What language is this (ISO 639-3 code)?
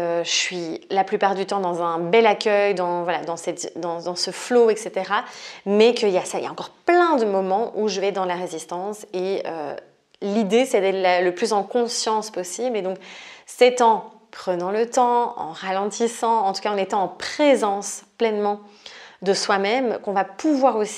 fra